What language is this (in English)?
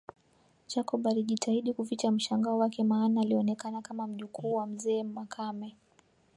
Swahili